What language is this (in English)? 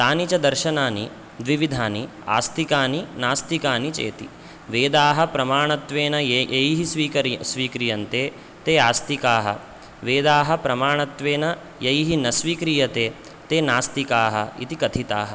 Sanskrit